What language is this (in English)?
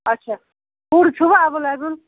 Kashmiri